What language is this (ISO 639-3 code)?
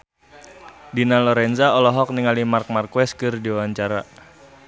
sun